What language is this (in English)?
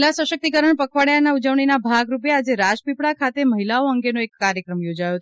Gujarati